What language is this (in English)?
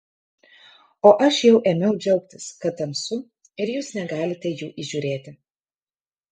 Lithuanian